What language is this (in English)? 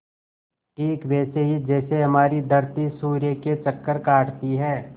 Hindi